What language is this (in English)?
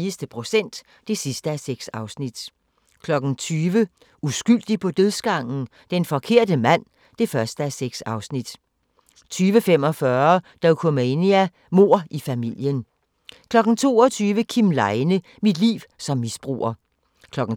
Danish